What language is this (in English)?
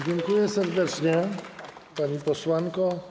Polish